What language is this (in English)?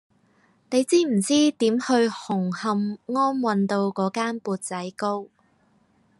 Cantonese